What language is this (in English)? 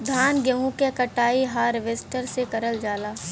Bhojpuri